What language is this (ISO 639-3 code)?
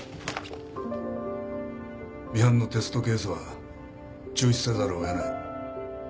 jpn